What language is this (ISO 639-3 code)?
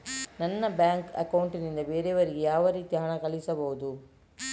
kan